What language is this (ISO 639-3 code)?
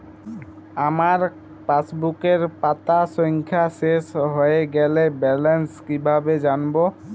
ben